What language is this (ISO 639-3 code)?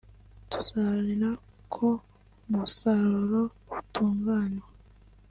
kin